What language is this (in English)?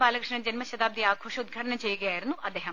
Malayalam